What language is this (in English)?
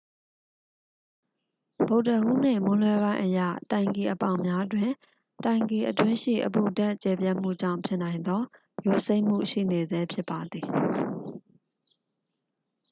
Burmese